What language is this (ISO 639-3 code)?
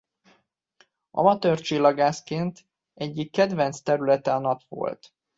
hun